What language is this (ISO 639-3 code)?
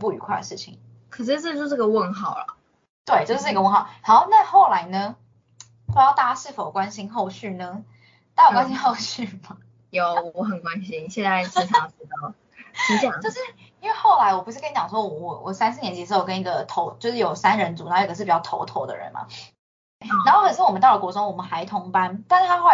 zho